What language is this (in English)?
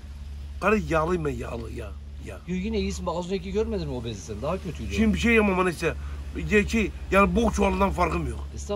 Turkish